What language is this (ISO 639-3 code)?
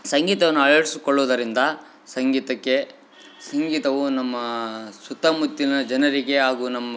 kan